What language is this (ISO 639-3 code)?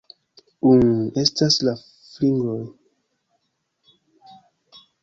epo